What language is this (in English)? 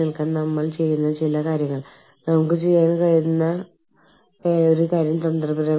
Malayalam